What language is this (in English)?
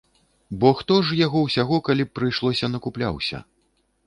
Belarusian